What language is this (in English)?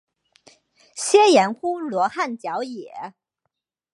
Chinese